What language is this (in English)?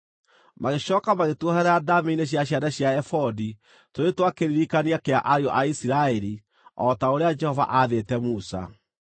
Kikuyu